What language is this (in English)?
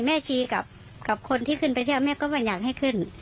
Thai